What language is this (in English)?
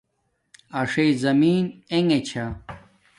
Domaaki